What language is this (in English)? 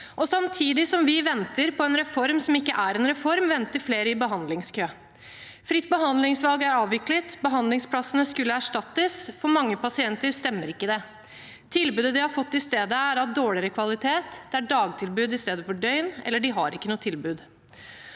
Norwegian